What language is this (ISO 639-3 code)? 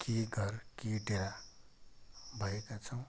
nep